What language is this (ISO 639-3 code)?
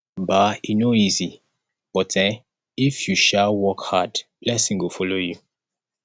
pcm